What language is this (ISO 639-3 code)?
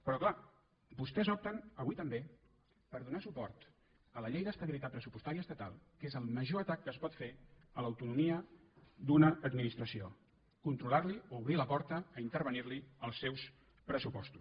cat